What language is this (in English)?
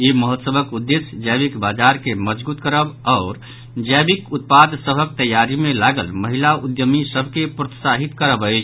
Maithili